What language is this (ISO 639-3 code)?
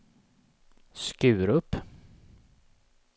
swe